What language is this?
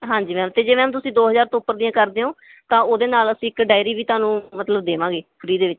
Punjabi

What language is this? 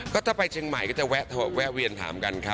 Thai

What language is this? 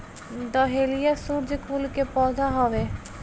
Bhojpuri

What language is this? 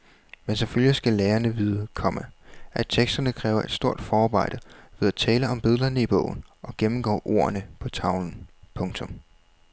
Danish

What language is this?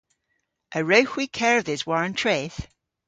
Cornish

